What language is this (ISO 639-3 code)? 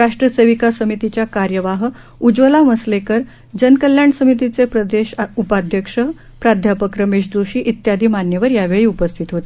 mar